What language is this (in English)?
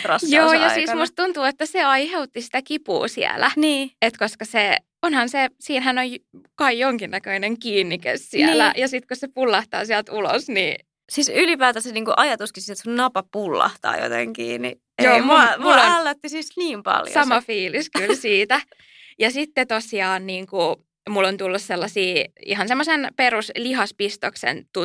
Finnish